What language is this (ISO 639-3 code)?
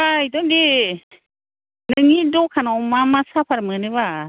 brx